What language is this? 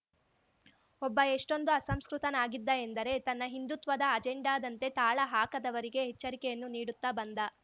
Kannada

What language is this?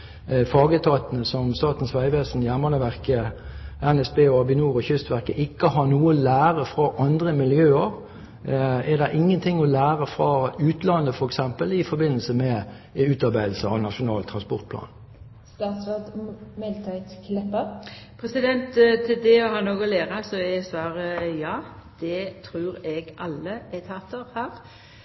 Norwegian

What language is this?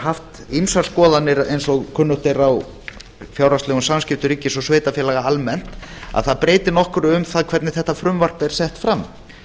Icelandic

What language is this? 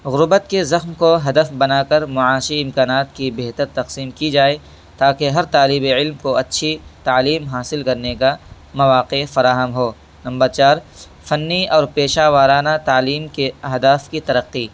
Urdu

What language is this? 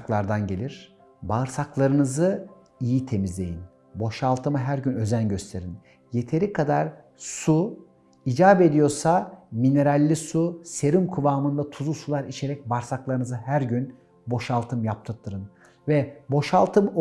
Turkish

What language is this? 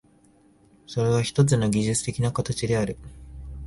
Japanese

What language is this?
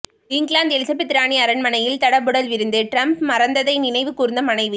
Tamil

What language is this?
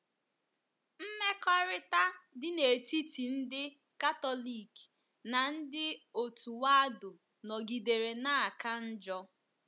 Igbo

